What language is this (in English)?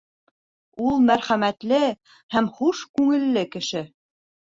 Bashkir